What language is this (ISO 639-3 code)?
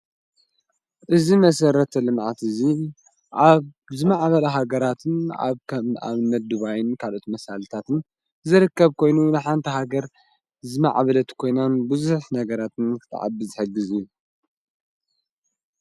tir